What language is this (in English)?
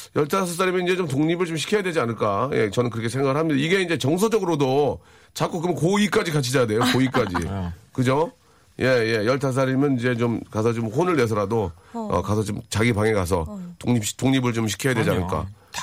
Korean